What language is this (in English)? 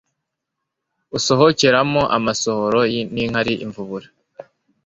Kinyarwanda